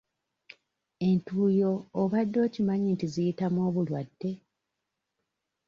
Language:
Ganda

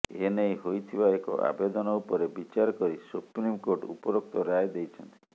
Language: Odia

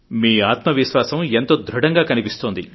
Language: Telugu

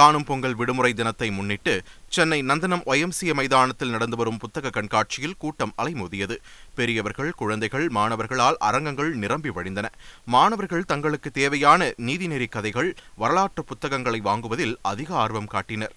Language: Tamil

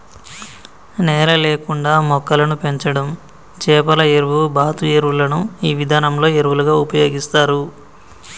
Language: Telugu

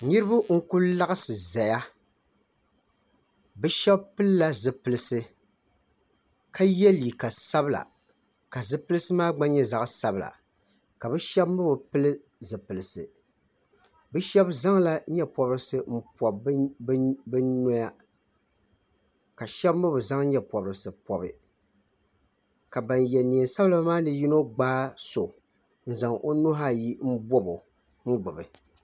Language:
Dagbani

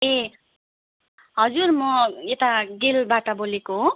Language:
Nepali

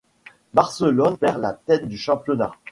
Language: French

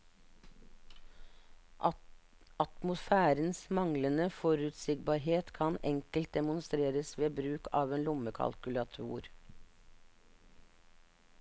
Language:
Norwegian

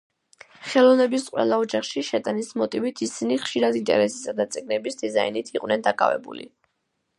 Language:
Georgian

